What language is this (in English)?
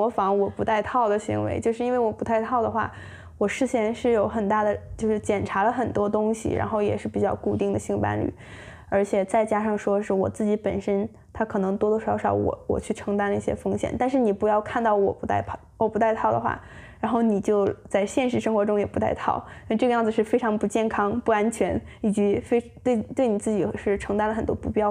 Chinese